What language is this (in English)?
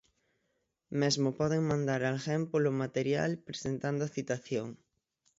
Galician